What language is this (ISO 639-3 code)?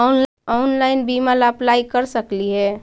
mag